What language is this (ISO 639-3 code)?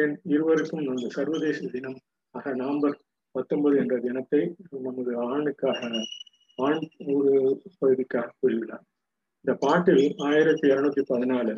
tam